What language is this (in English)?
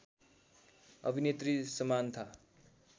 Nepali